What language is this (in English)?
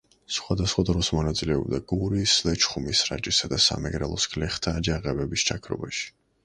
Georgian